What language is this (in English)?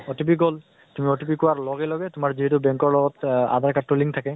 Assamese